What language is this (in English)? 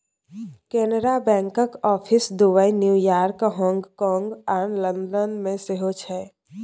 Maithili